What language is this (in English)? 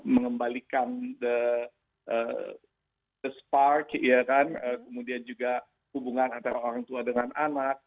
Indonesian